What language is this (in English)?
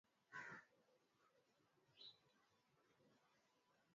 Swahili